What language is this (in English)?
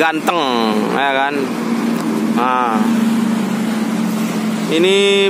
Indonesian